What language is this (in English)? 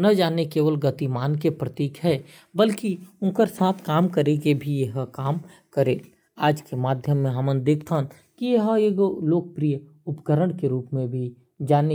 Korwa